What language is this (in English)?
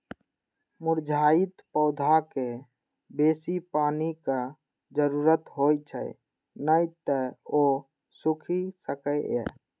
Maithili